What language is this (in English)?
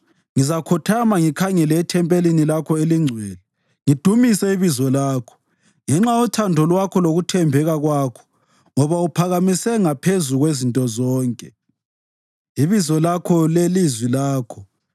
North Ndebele